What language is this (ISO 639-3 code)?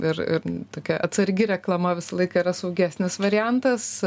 lit